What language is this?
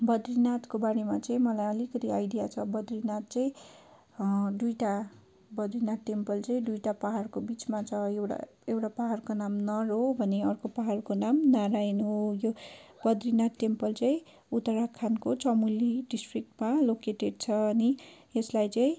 Nepali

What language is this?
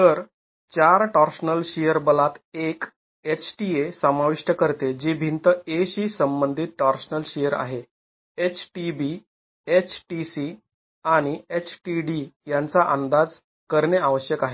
Marathi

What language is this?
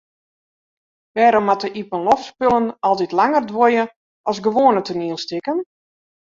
Western Frisian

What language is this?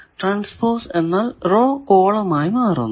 Malayalam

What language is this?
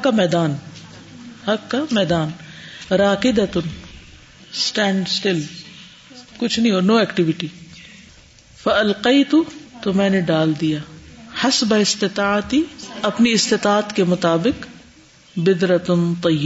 Urdu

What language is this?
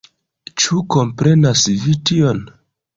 Esperanto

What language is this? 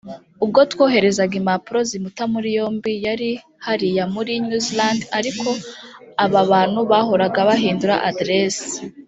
Kinyarwanda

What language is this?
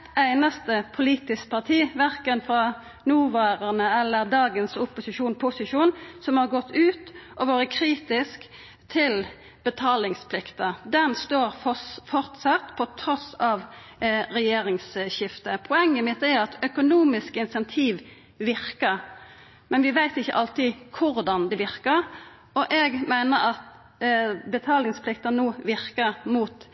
Norwegian Nynorsk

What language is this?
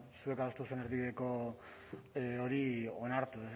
Basque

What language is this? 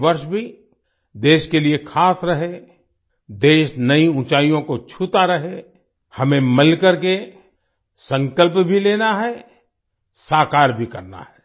Hindi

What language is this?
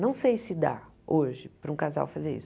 Portuguese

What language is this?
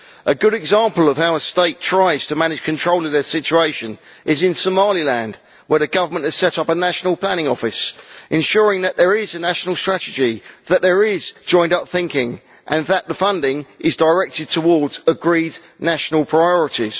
English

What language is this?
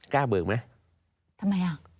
Thai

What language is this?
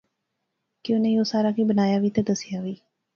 Pahari-Potwari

